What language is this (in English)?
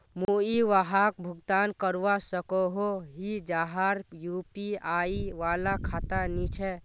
Magahi